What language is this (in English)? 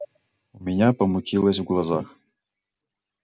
Russian